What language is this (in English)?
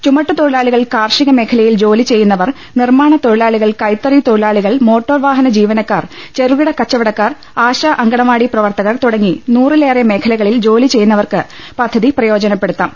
Malayalam